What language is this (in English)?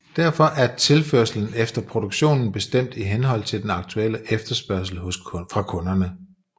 Danish